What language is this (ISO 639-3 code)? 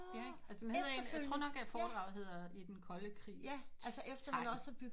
dan